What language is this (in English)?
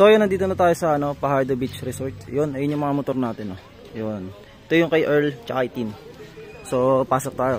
Filipino